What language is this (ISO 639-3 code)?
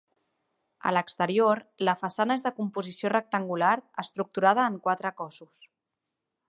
cat